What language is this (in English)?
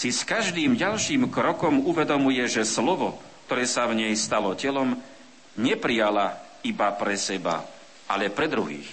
Slovak